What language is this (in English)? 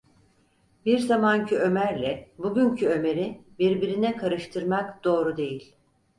Turkish